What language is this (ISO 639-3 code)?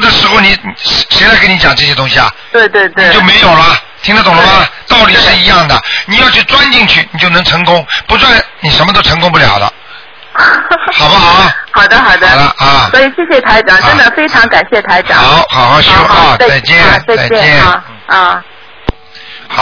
zho